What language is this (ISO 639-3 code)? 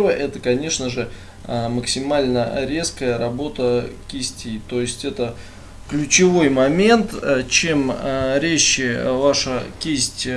rus